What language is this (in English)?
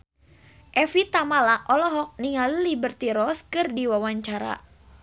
Sundanese